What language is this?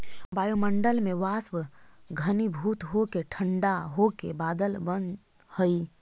Magahi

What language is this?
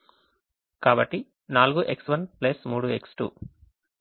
Telugu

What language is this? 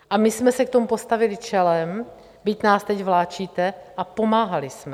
Czech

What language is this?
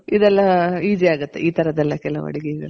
Kannada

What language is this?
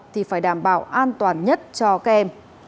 Vietnamese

